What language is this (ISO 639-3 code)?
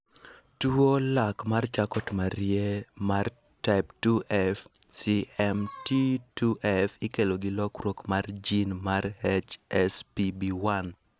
luo